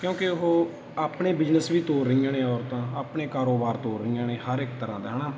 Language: Punjabi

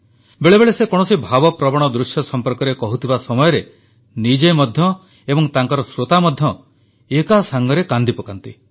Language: Odia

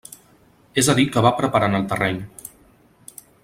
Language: Catalan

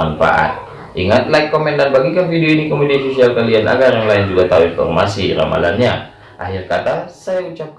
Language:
Indonesian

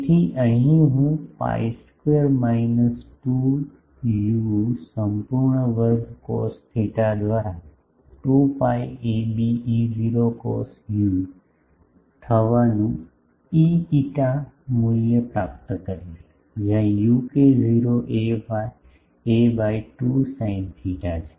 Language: Gujarati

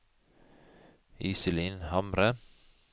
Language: Norwegian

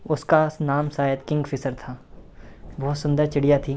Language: Hindi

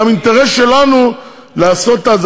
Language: Hebrew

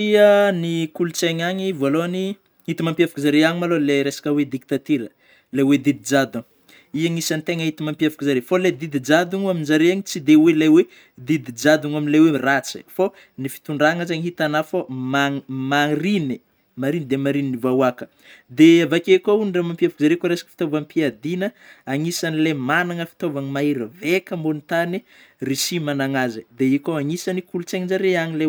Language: Northern Betsimisaraka Malagasy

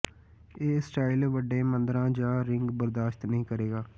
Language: Punjabi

